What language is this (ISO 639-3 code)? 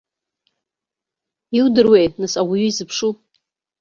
abk